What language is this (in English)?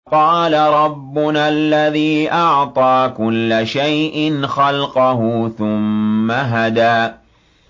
Arabic